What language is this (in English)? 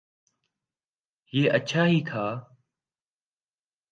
Urdu